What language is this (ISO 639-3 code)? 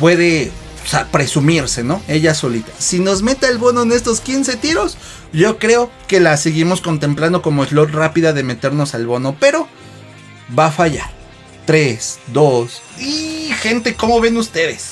spa